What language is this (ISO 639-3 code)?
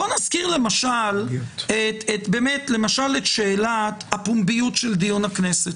heb